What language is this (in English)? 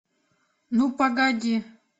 Russian